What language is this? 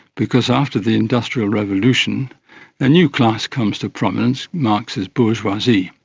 English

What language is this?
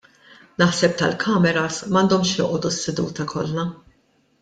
Maltese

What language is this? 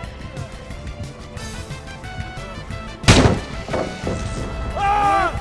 Japanese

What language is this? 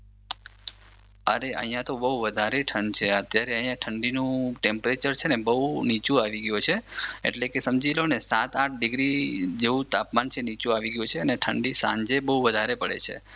Gujarati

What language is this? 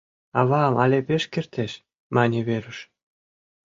Mari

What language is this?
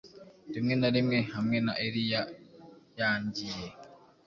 Kinyarwanda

